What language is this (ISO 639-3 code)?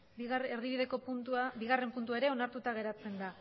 eus